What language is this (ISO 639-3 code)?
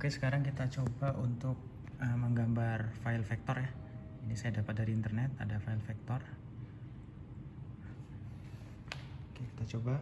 ind